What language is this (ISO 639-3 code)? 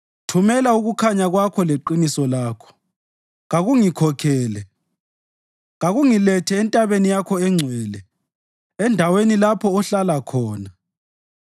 nde